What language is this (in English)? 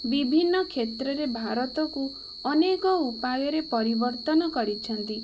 Odia